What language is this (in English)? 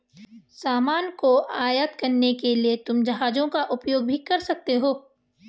Hindi